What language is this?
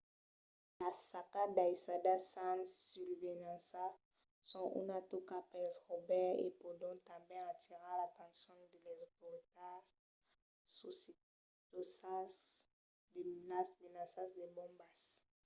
Occitan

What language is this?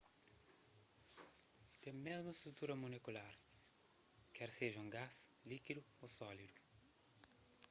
Kabuverdianu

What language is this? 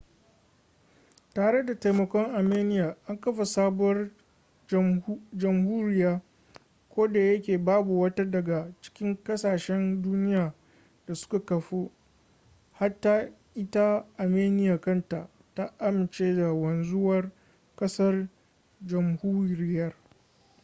Hausa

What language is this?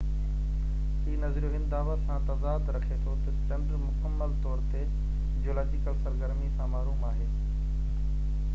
Sindhi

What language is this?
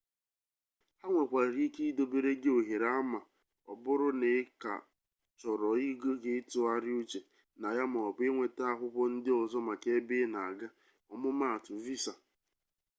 Igbo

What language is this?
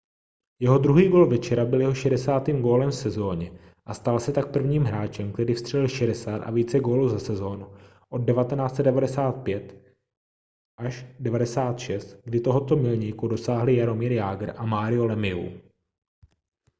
Czech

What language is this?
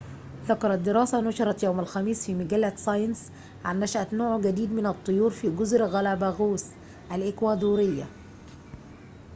Arabic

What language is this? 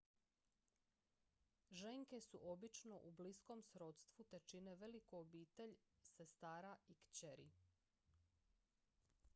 Croatian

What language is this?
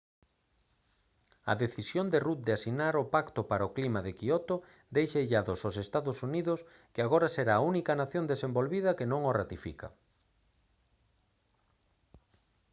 Galician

